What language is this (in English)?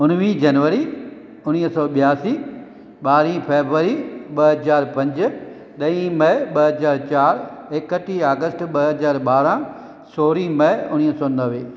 Sindhi